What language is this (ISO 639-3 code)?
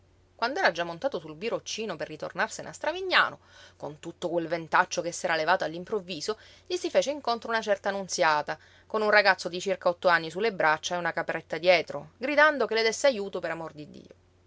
ita